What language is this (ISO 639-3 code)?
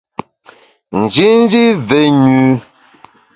bax